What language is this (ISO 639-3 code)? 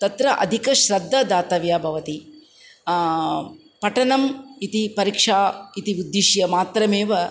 san